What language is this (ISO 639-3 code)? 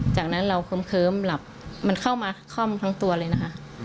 tha